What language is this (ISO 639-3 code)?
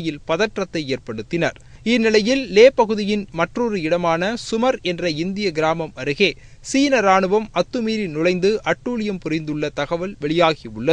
ara